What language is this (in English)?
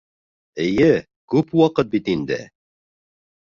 Bashkir